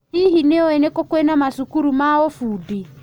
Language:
Kikuyu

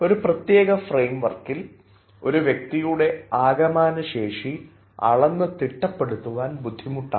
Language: Malayalam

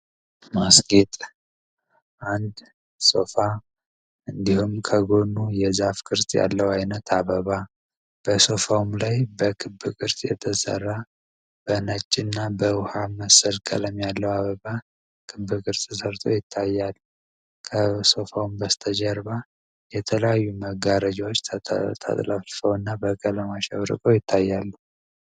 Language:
Amharic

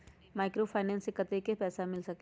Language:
Magahi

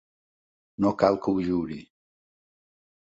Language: Catalan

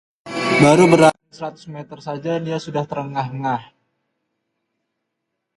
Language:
Indonesian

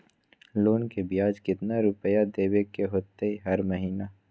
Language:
Magahi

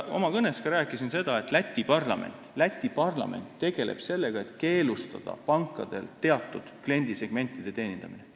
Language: Estonian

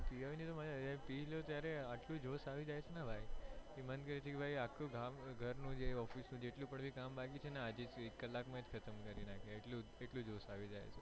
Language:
Gujarati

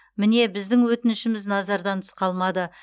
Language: Kazakh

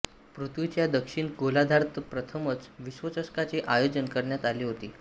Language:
Marathi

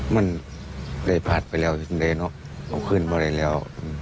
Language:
Thai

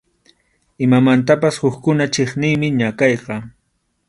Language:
Arequipa-La Unión Quechua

